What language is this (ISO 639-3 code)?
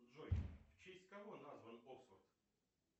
rus